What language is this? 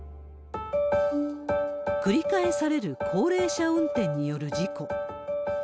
Japanese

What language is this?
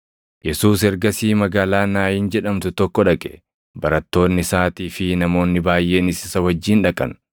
Oromo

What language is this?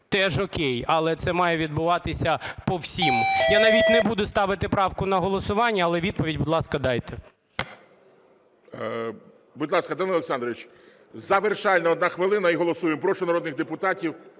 Ukrainian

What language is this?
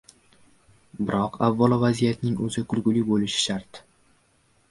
Uzbek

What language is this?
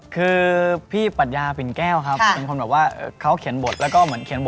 Thai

